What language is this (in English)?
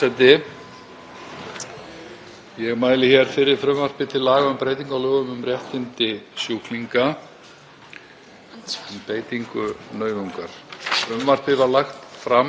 Icelandic